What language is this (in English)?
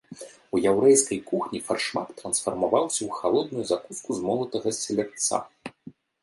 Belarusian